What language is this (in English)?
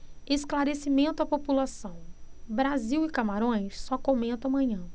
Portuguese